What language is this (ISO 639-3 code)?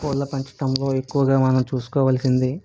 tel